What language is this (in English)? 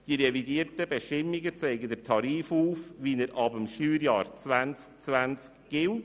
Swiss German